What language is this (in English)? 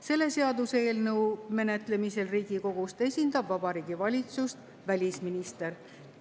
Estonian